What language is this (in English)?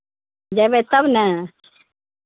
Maithili